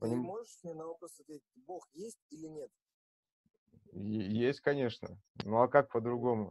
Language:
Russian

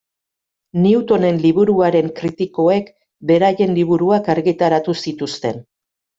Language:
Basque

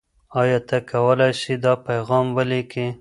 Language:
Pashto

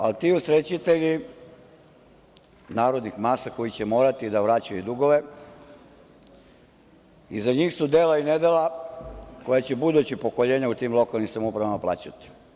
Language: Serbian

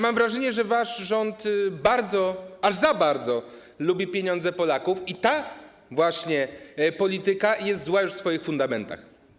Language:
Polish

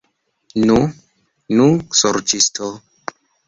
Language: Esperanto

